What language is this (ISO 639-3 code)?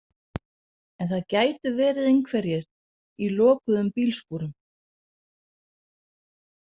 isl